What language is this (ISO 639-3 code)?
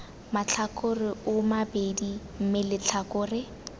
tsn